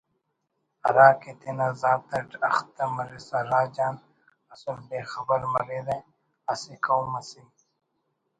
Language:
Brahui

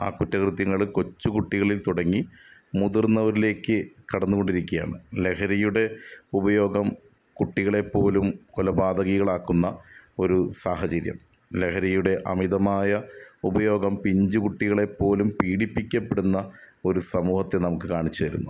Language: Malayalam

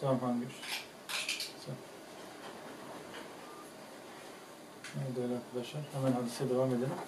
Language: Turkish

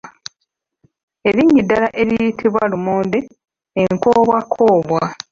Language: Ganda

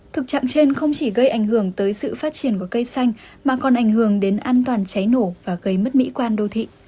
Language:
Vietnamese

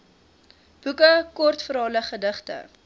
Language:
Afrikaans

